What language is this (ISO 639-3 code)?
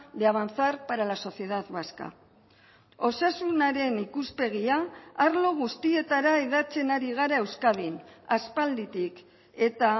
eus